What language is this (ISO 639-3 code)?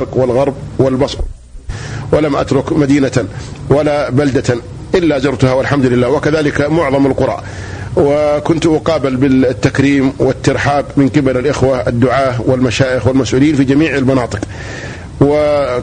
ara